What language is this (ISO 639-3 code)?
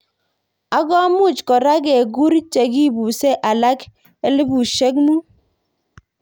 kln